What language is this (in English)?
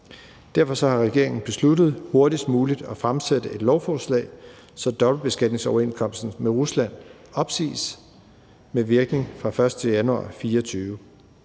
Danish